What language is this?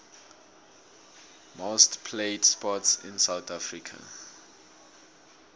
South Ndebele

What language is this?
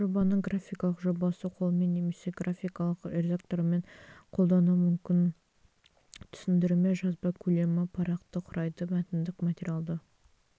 Kazakh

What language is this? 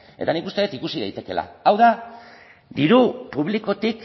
Basque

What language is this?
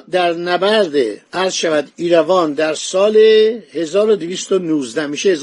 Persian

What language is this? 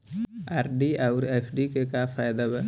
Bhojpuri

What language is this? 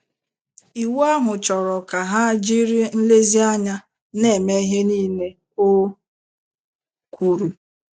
Igbo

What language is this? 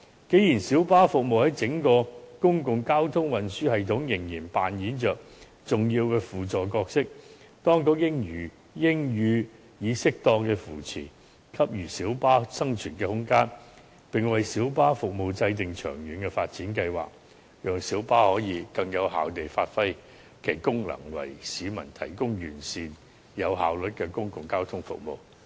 Cantonese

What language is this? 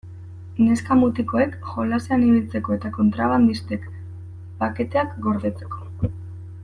Basque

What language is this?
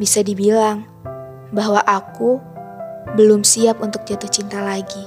Indonesian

